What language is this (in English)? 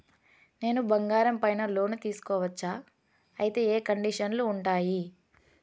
Telugu